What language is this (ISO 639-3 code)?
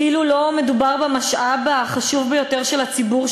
heb